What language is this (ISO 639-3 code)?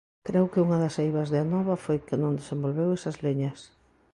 glg